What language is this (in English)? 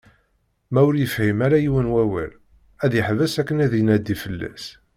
Kabyle